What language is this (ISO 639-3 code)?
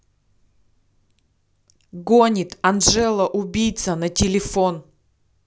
rus